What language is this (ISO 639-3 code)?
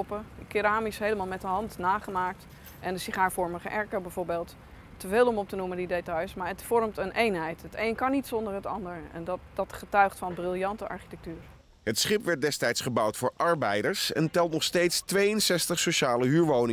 nld